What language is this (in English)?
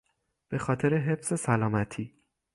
Persian